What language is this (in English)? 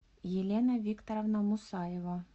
Russian